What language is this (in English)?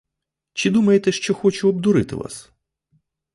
Ukrainian